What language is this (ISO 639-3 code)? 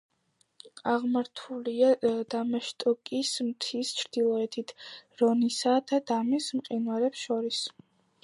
kat